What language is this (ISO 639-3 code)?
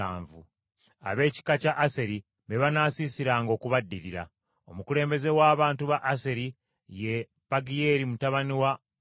lug